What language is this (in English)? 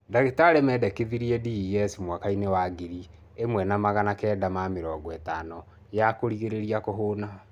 Kikuyu